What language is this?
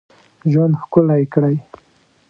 Pashto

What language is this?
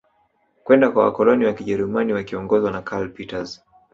Swahili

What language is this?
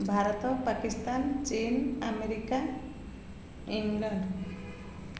Odia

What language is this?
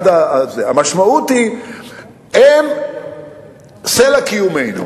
Hebrew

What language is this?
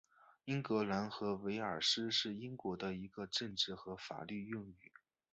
Chinese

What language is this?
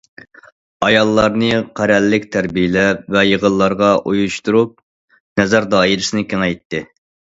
Uyghur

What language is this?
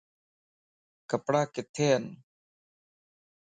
Lasi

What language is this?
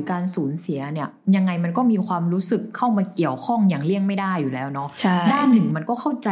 Thai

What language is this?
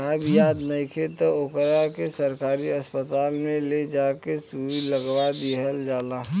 Bhojpuri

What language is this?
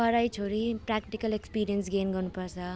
Nepali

